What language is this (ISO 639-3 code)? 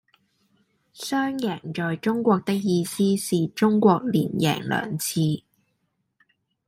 yue